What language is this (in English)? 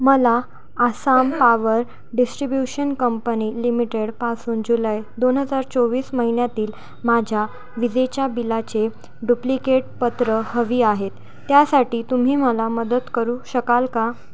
Marathi